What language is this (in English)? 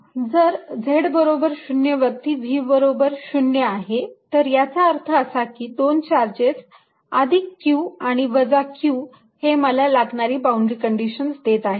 Marathi